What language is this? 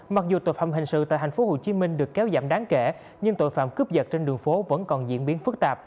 Vietnamese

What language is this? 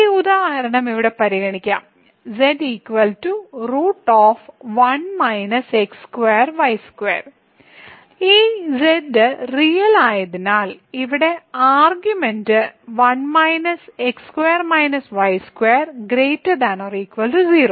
Malayalam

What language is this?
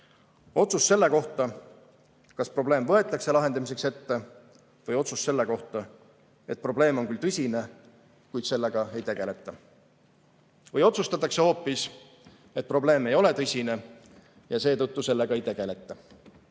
Estonian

